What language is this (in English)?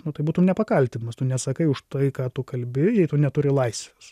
Lithuanian